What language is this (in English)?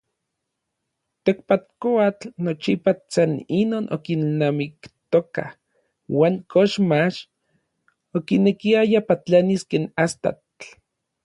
Orizaba Nahuatl